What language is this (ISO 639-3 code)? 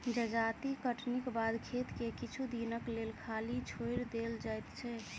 mai